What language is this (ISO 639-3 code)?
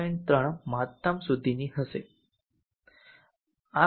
guj